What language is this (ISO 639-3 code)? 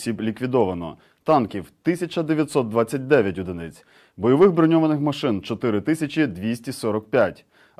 ukr